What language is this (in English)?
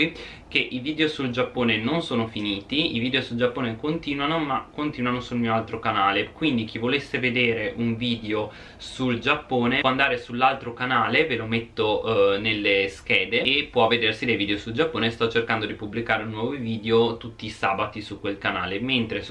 Italian